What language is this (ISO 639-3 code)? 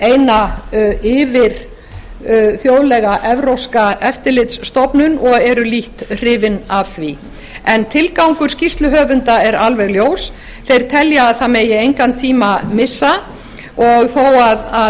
isl